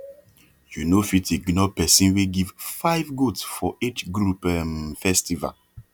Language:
Nigerian Pidgin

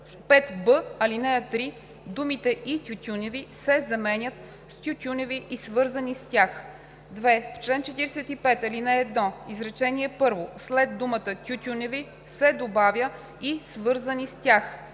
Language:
Bulgarian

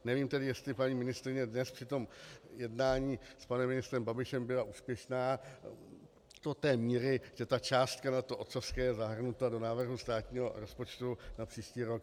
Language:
Czech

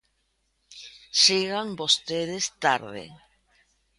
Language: Galician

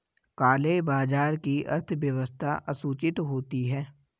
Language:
Hindi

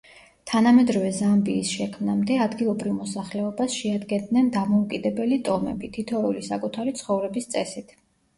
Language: Georgian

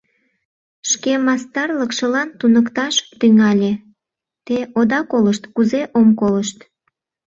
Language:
Mari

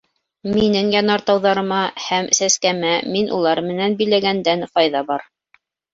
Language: Bashkir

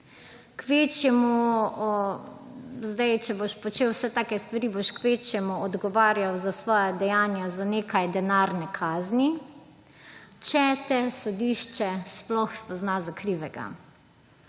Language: Slovenian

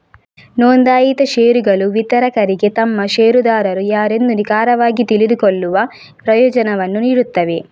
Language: Kannada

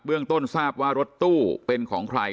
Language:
Thai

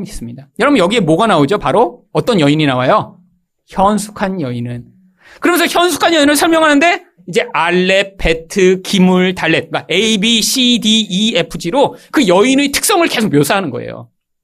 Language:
Korean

